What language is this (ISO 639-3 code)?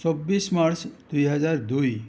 asm